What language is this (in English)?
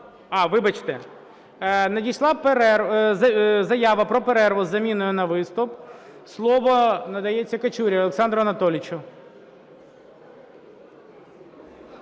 Ukrainian